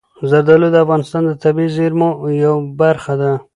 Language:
Pashto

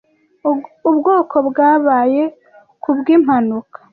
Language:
Kinyarwanda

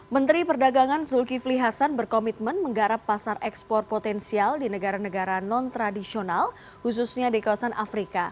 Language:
Indonesian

